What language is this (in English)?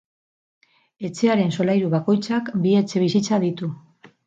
Basque